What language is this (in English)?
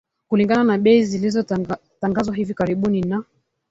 Swahili